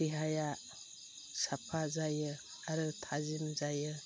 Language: Bodo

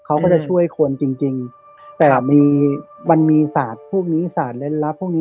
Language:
Thai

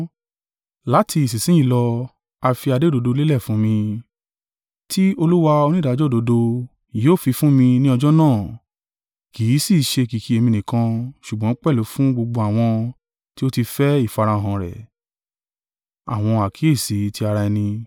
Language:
Yoruba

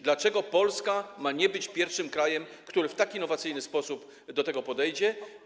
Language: Polish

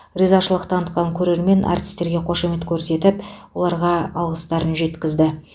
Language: Kazakh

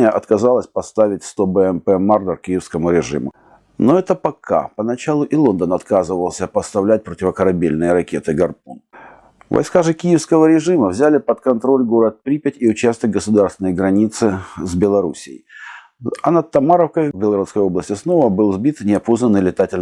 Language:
Russian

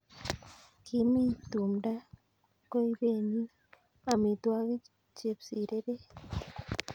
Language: Kalenjin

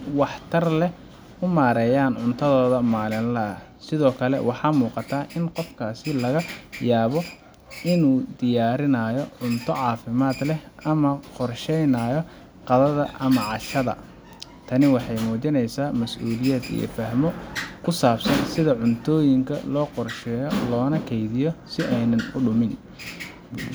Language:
Somali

